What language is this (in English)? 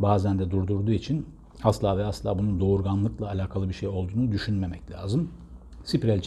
Turkish